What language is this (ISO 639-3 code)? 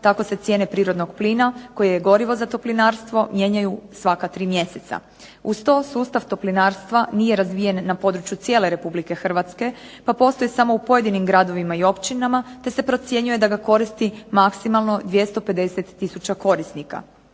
hrv